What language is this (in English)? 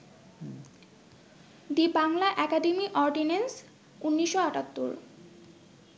Bangla